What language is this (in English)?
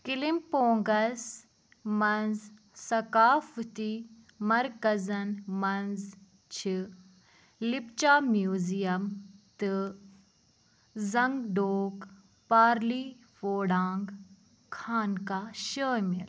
Kashmiri